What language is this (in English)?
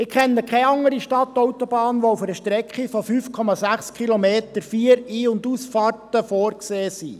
Swiss German